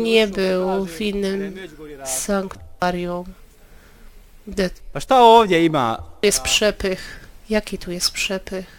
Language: Polish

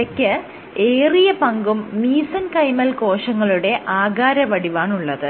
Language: Malayalam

